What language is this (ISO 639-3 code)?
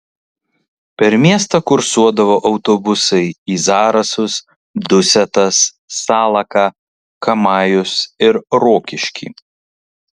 lit